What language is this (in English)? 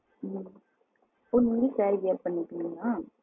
Tamil